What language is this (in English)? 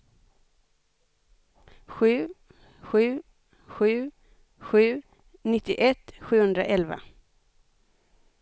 Swedish